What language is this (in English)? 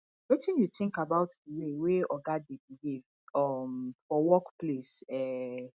Nigerian Pidgin